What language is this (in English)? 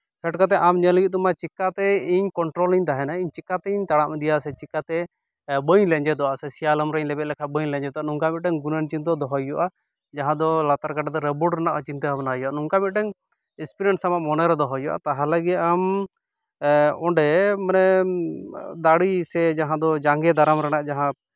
Santali